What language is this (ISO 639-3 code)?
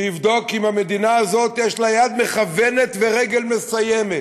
heb